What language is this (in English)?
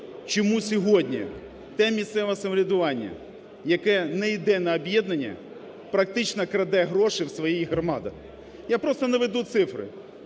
Ukrainian